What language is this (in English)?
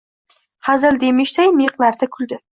Uzbek